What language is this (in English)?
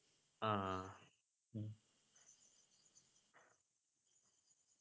Malayalam